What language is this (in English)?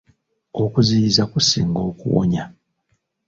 Ganda